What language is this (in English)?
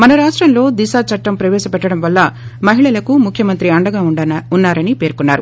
Telugu